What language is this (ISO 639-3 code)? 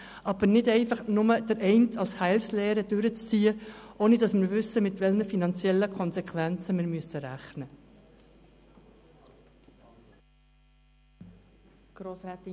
gsw